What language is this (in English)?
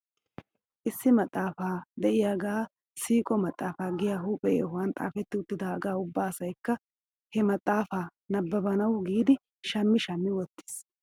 Wolaytta